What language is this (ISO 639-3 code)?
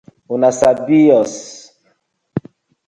pcm